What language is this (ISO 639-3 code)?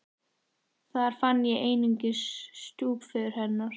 isl